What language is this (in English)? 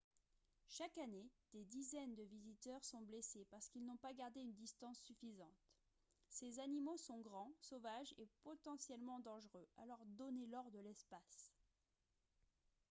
French